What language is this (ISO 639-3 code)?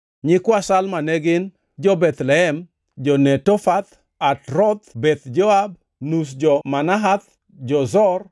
luo